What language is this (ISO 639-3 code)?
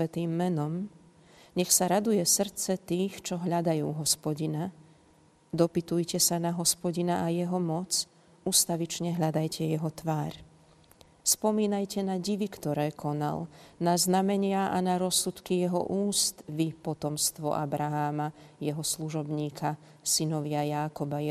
slk